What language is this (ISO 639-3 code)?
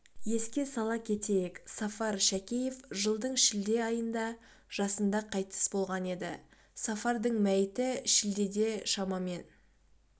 kaz